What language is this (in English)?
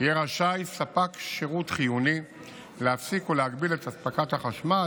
Hebrew